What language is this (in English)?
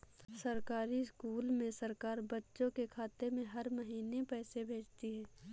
Hindi